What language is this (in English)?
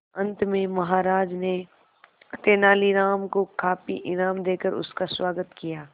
Hindi